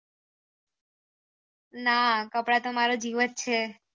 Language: Gujarati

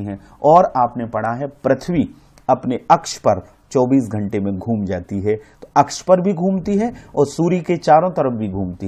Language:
Hindi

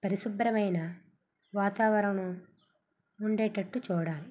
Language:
Telugu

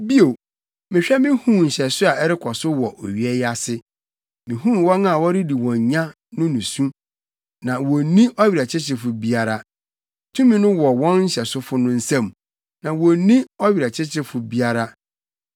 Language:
Akan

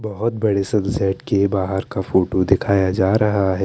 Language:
Hindi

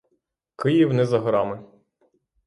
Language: Ukrainian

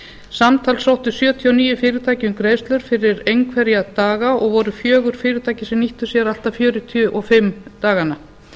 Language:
Icelandic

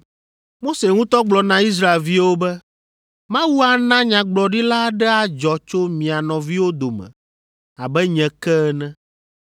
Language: Ewe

